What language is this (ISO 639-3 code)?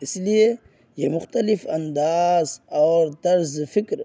urd